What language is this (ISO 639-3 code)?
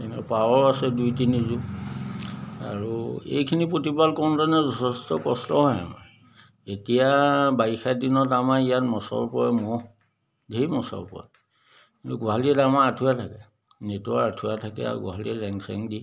asm